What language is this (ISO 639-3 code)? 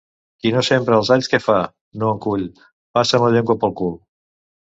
cat